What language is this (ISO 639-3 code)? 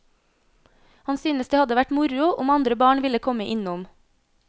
nor